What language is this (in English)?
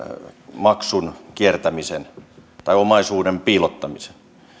Finnish